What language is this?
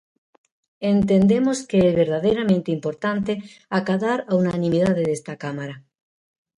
Galician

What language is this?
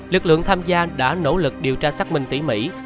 Vietnamese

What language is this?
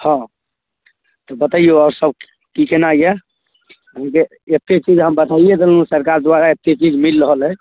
Maithili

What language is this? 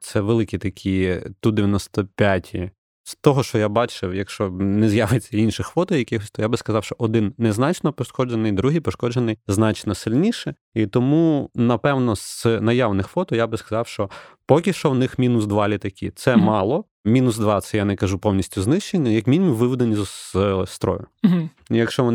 Ukrainian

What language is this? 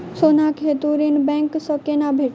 Maithili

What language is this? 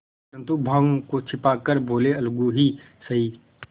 Hindi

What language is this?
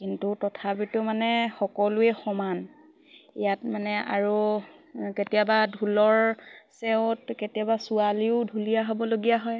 Assamese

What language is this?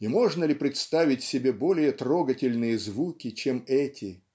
Russian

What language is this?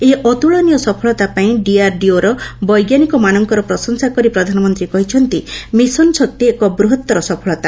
Odia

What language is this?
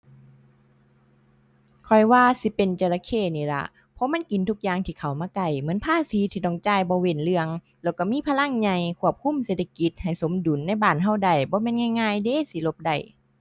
Thai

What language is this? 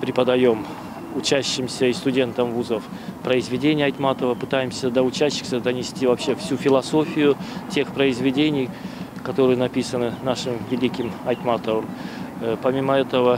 Russian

